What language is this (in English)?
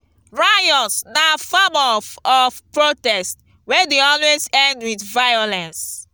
Nigerian Pidgin